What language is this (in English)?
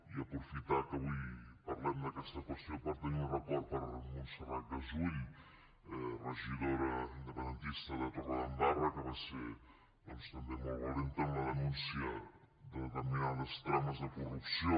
Catalan